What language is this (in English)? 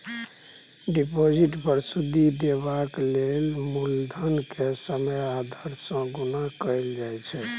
Maithili